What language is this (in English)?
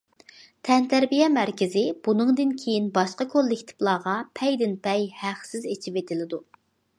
Uyghur